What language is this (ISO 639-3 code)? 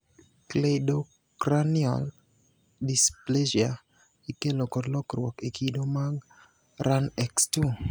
luo